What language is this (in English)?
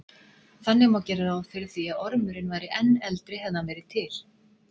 Icelandic